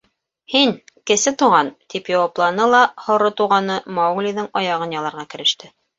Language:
Bashkir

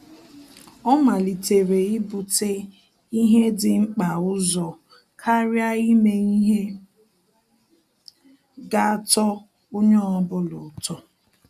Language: Igbo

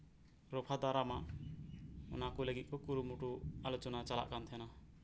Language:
Santali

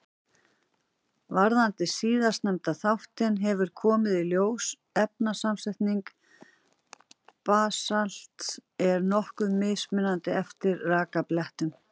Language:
Icelandic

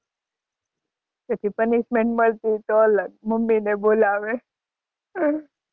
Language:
Gujarati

